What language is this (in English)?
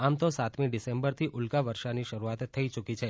Gujarati